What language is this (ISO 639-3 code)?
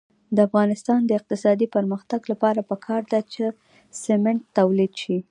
pus